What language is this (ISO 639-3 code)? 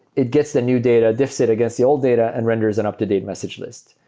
eng